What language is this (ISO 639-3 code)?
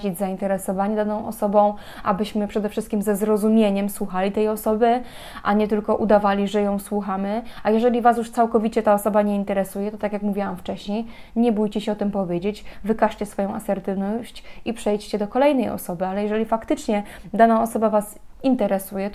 pol